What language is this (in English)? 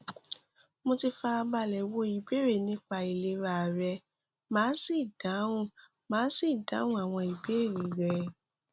Yoruba